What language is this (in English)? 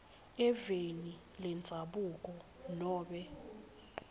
Swati